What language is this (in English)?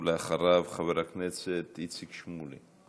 Hebrew